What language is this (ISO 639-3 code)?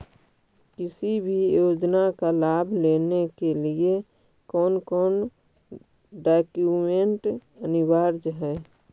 mag